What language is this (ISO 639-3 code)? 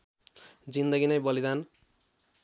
nep